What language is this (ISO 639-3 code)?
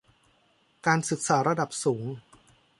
tha